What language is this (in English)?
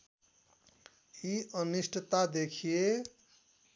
Nepali